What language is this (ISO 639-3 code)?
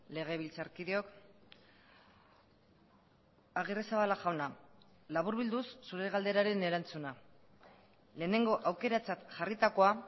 eus